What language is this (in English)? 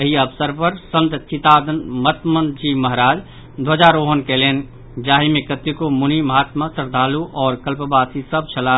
Maithili